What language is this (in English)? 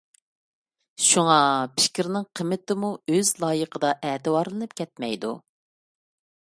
Uyghur